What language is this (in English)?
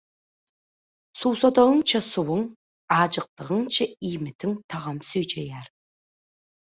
Turkmen